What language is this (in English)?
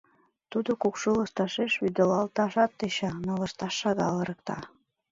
Mari